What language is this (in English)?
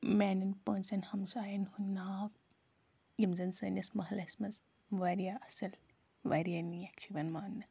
Kashmiri